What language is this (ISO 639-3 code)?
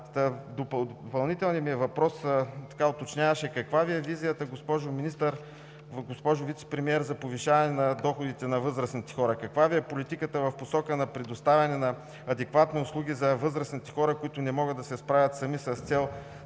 bul